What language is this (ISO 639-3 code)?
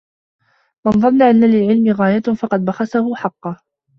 ara